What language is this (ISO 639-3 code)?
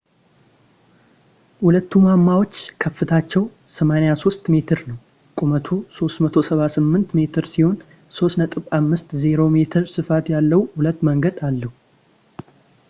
amh